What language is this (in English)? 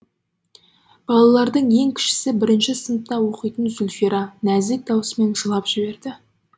Kazakh